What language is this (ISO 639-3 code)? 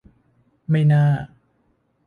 tha